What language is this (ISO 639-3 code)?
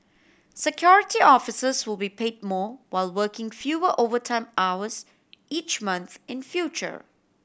eng